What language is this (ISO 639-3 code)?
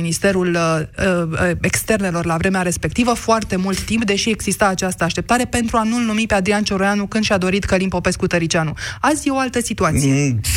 ron